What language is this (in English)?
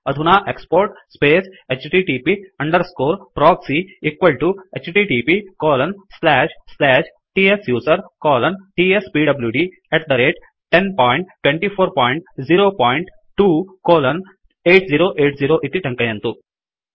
Sanskrit